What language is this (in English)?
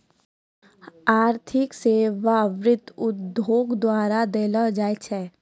Maithili